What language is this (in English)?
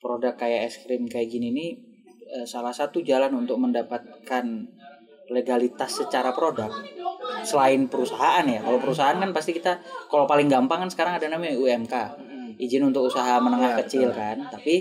Indonesian